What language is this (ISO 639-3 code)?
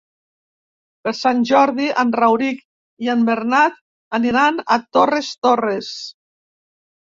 cat